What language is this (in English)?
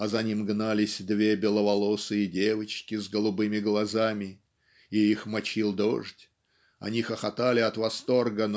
Russian